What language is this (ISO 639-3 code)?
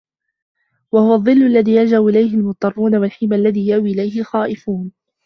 ara